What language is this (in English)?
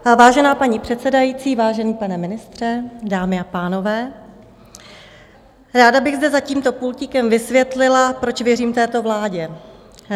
Czech